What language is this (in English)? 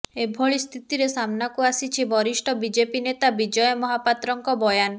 Odia